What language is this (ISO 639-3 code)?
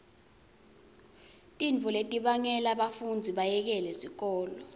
ssw